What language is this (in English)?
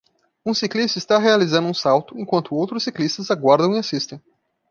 Portuguese